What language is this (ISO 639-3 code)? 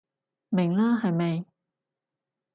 yue